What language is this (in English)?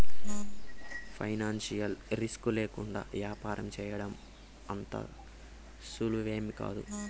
Telugu